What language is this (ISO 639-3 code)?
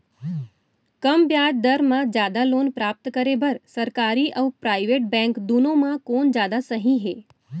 hne